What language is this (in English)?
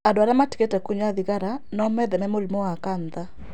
Kikuyu